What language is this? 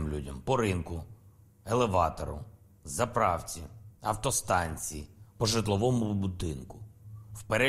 Ukrainian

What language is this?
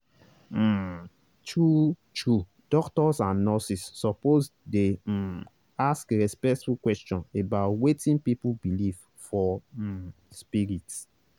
Nigerian Pidgin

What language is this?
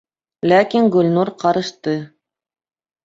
Bashkir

